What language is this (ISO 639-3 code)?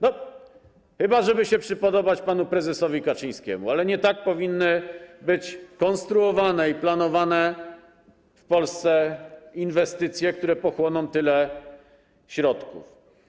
pol